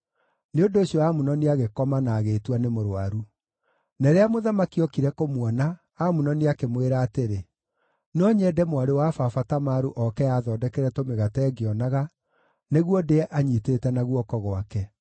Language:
Kikuyu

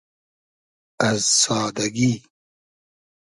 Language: Hazaragi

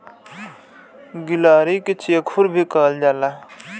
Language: Bhojpuri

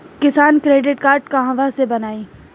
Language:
Bhojpuri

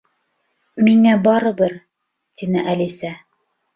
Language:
Bashkir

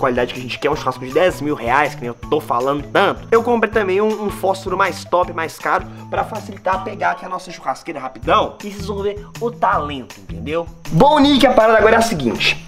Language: Portuguese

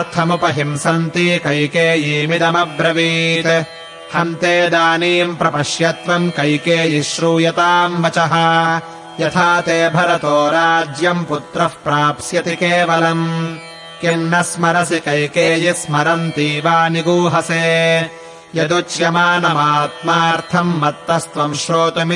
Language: Kannada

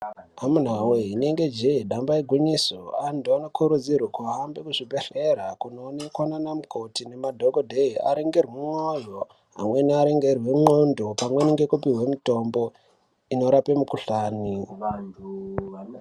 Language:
Ndau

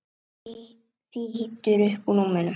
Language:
Icelandic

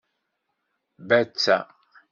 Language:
Kabyle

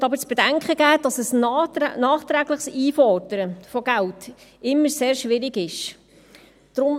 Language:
Swiss German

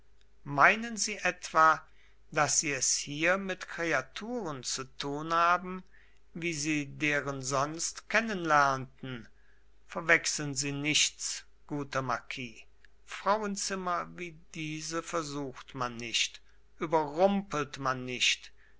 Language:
German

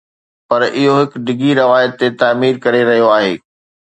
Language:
Sindhi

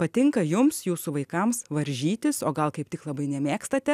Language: Lithuanian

